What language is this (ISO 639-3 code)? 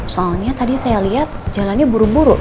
ind